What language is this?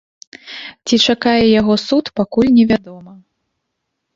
Belarusian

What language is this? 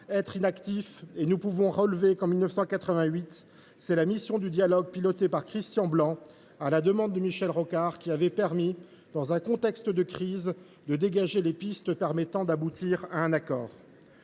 French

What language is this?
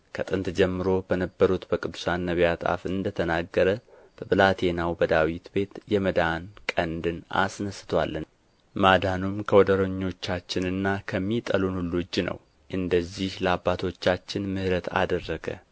Amharic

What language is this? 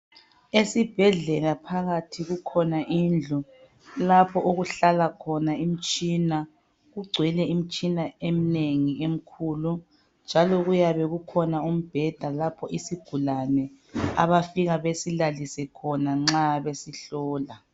North Ndebele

